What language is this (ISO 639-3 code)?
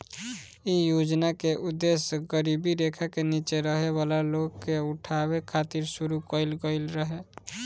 bho